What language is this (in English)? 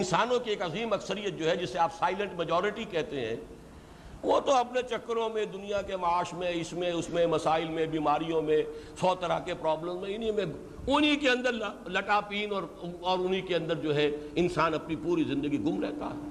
Urdu